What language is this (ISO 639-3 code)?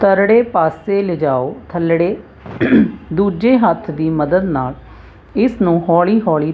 pan